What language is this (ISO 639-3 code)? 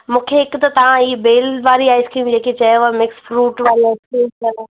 snd